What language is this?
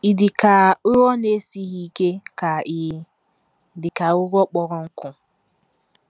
Igbo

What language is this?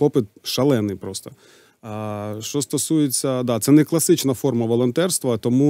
Ukrainian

